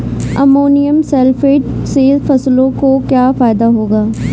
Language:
Hindi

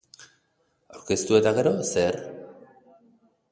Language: Basque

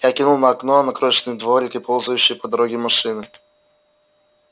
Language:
Russian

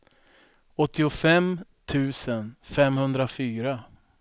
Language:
Swedish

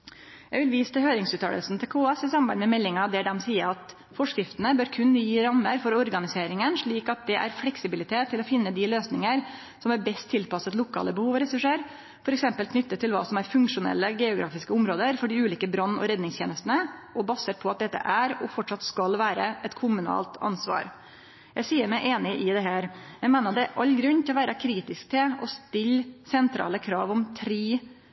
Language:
Norwegian Nynorsk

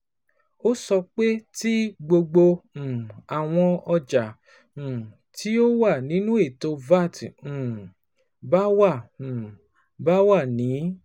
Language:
Yoruba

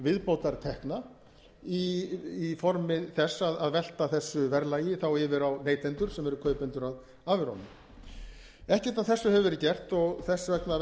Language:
Icelandic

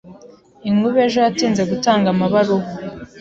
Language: Kinyarwanda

